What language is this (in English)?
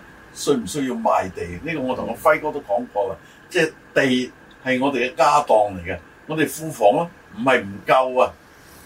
Chinese